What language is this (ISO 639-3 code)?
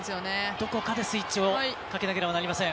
jpn